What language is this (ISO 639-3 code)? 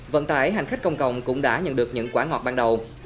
vie